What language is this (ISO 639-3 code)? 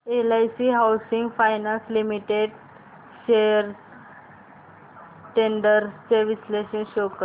mar